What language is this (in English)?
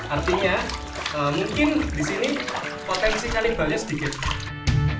Indonesian